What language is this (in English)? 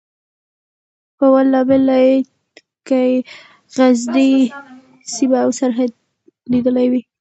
Pashto